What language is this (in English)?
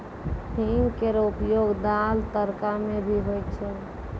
Maithili